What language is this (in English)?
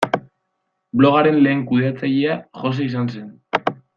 Basque